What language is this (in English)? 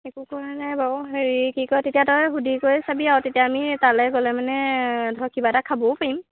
Assamese